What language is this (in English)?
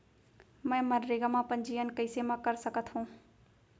Chhattisgarhi